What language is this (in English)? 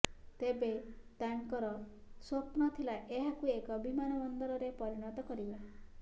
Odia